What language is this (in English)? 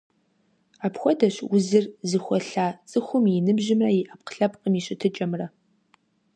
Kabardian